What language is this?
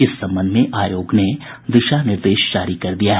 Hindi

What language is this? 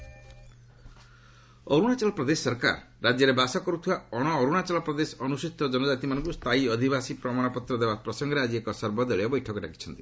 Odia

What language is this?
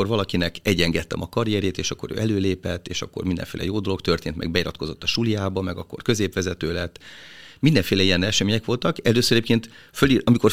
Hungarian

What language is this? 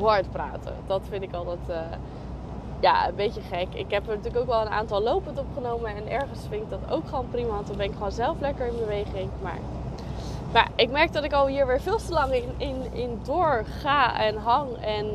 Dutch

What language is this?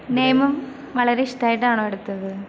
Malayalam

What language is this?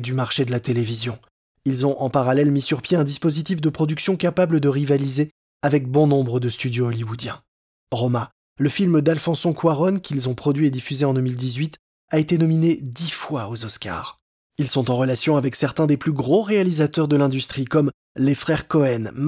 French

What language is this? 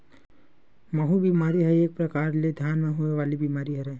Chhattisgarhi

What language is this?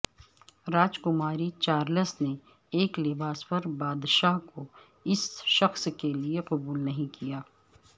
Urdu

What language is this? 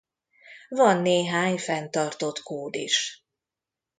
Hungarian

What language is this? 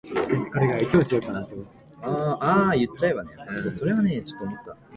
Japanese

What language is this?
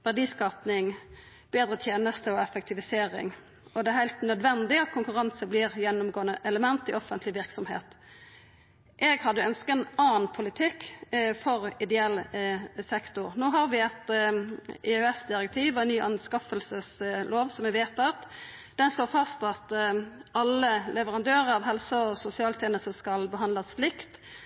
Norwegian Nynorsk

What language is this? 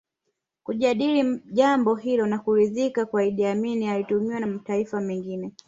Swahili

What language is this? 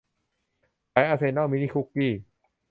Thai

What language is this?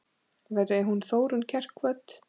Icelandic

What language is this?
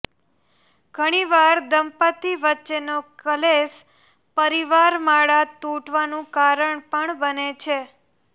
Gujarati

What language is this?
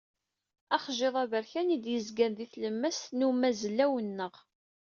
Kabyle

